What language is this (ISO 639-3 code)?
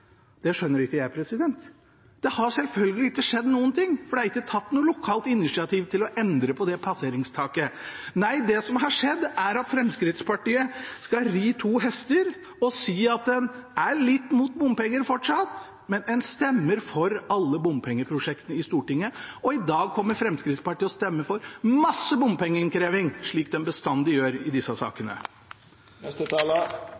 nob